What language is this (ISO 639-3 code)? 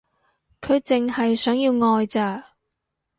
yue